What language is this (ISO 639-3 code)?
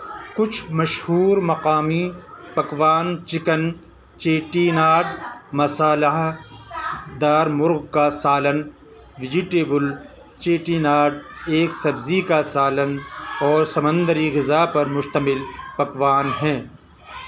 urd